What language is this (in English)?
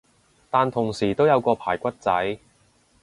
Cantonese